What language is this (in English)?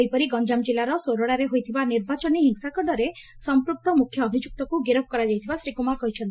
Odia